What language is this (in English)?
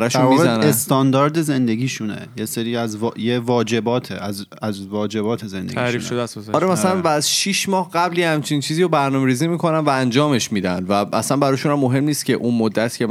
Persian